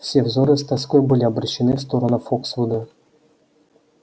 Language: Russian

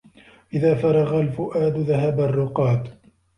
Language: Arabic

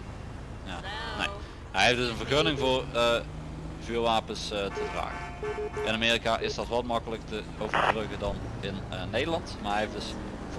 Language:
Dutch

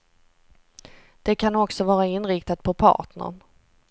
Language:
Swedish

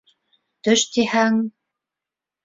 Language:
Bashkir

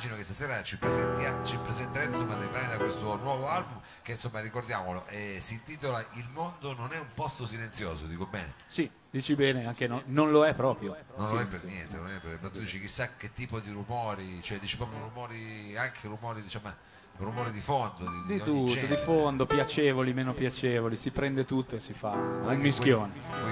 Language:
Italian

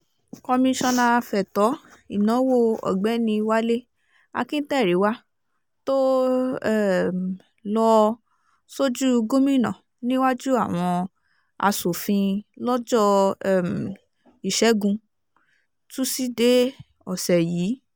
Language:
Yoruba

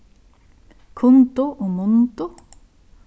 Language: Faroese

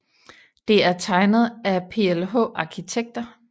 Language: Danish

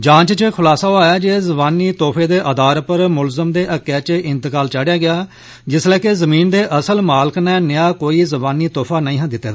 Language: Dogri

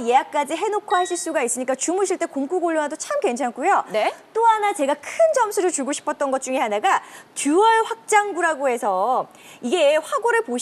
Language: Korean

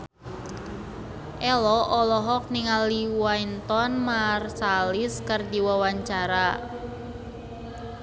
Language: Sundanese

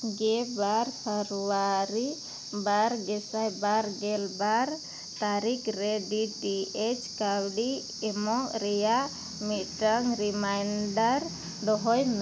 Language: Santali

